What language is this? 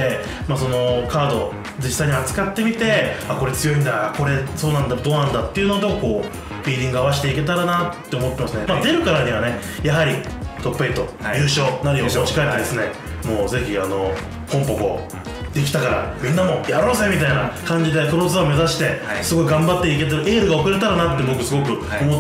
Japanese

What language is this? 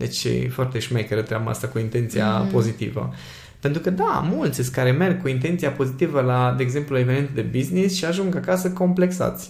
Romanian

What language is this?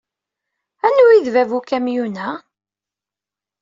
Kabyle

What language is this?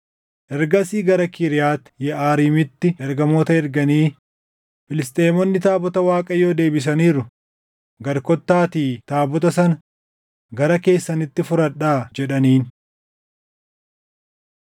Oromo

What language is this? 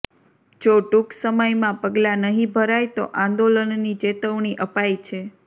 Gujarati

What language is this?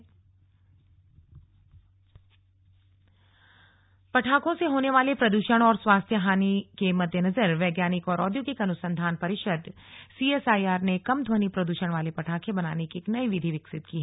Hindi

